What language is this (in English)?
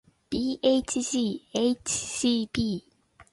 Japanese